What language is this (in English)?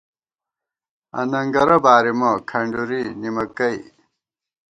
Gawar-Bati